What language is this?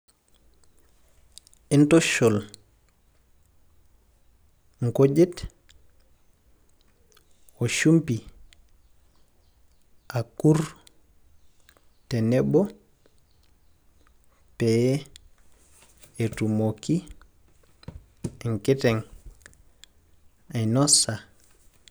Masai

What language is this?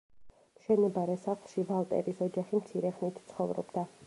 Georgian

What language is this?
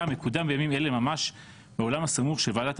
Hebrew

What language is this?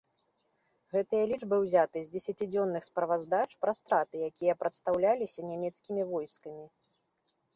Belarusian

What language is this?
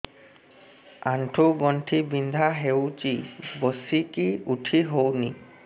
Odia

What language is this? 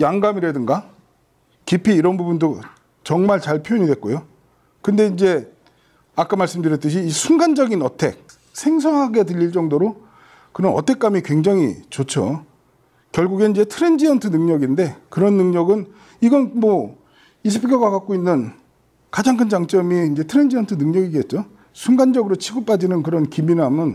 Korean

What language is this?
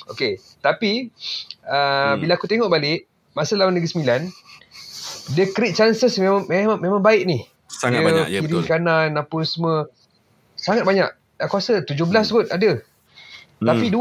Malay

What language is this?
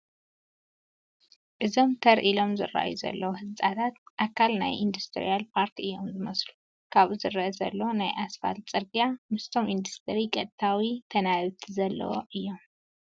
Tigrinya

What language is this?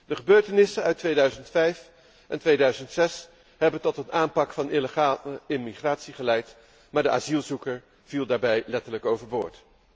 Dutch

